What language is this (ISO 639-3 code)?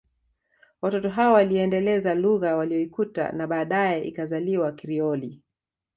swa